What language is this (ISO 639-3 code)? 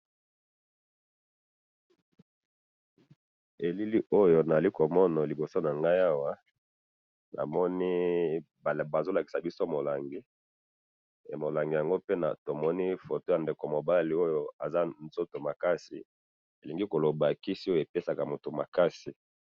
lin